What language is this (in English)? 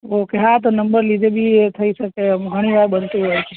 Gujarati